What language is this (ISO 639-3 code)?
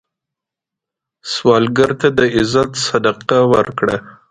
pus